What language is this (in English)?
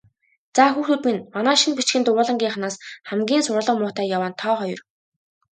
Mongolian